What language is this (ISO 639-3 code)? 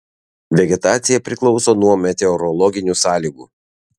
lit